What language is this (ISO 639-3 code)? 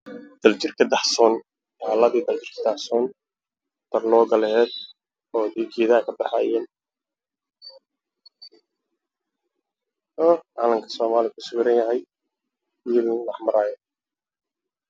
som